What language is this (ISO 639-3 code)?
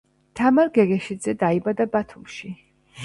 kat